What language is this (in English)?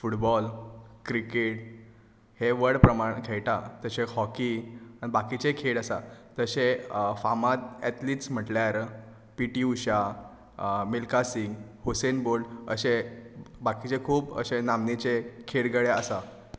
Konkani